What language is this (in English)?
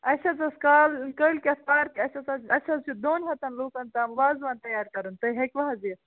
Kashmiri